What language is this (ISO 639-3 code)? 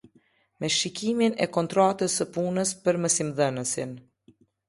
sqi